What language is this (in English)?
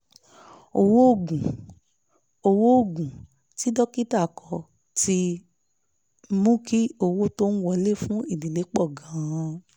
Yoruba